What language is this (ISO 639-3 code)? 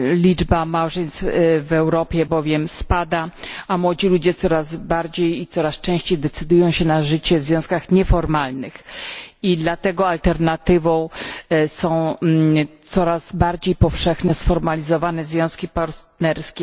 pol